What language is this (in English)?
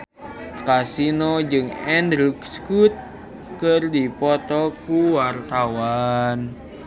Sundanese